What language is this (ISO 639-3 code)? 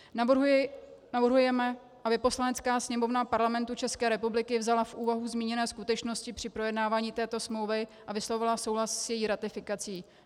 ces